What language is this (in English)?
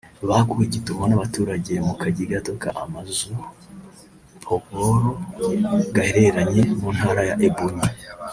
Kinyarwanda